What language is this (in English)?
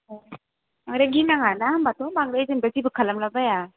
Bodo